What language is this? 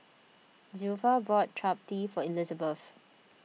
English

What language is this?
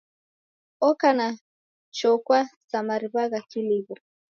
Taita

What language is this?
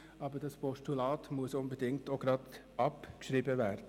Swiss German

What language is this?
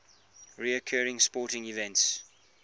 English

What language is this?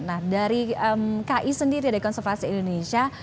Indonesian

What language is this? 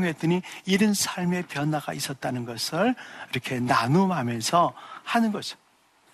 Korean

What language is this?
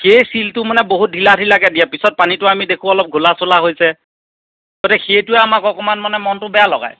Assamese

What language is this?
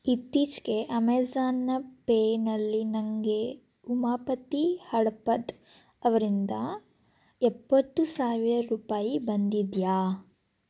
Kannada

